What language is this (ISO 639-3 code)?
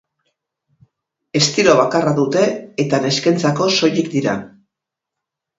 eus